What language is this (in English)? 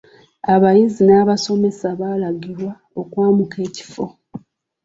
Ganda